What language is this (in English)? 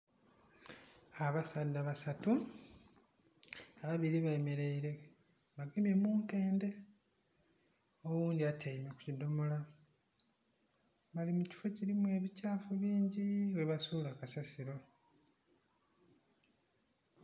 Soga